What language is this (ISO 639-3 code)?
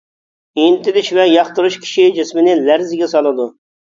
uig